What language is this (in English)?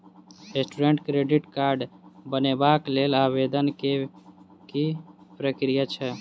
Maithili